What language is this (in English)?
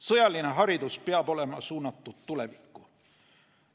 Estonian